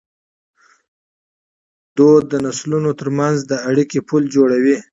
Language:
Pashto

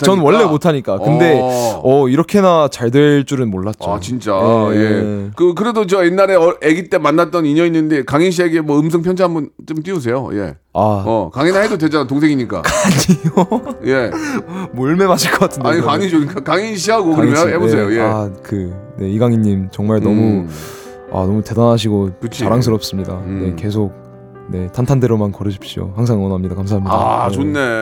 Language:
Korean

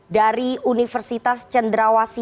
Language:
Indonesian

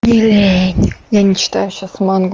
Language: Russian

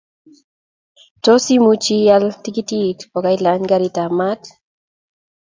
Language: Kalenjin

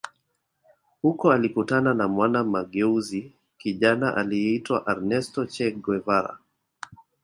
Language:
Swahili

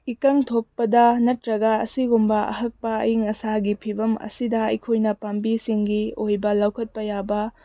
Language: Manipuri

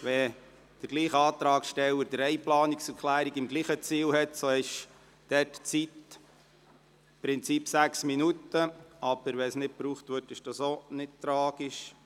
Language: Swiss German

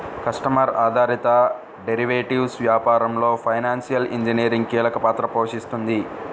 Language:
Telugu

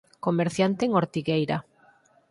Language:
Galician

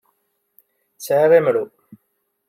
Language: Kabyle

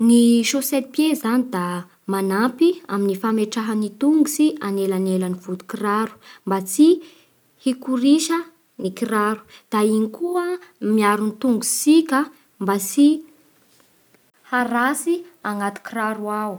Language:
Bara Malagasy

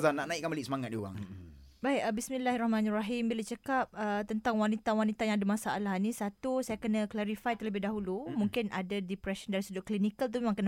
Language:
Malay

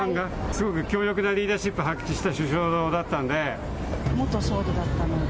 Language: Japanese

